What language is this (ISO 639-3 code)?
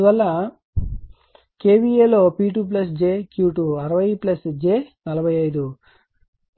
tel